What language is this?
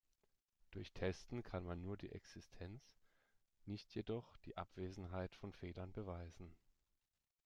German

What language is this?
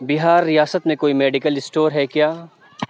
Urdu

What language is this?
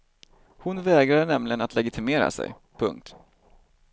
Swedish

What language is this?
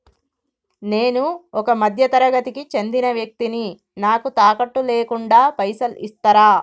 Telugu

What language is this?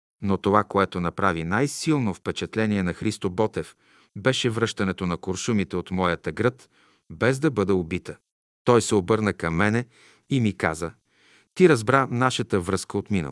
Bulgarian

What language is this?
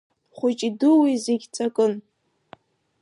Abkhazian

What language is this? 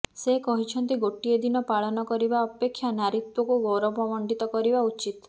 Odia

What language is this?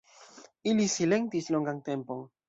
Esperanto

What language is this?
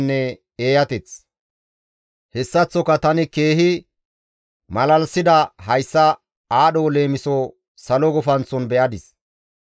Gamo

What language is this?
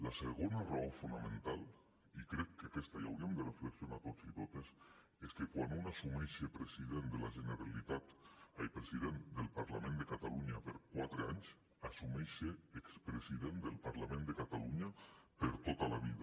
Catalan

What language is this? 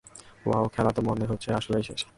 Bangla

